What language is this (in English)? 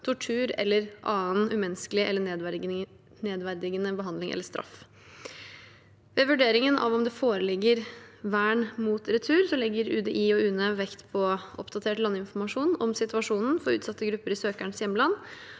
Norwegian